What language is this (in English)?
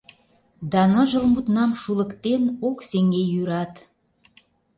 Mari